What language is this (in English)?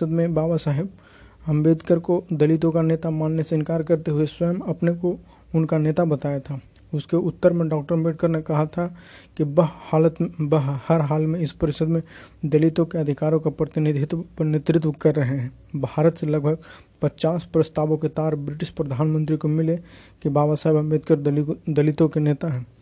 Hindi